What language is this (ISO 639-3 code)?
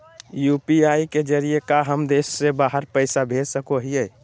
mag